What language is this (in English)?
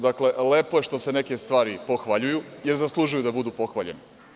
Serbian